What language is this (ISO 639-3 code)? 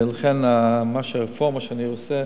heb